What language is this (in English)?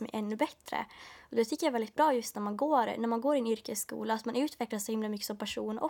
Swedish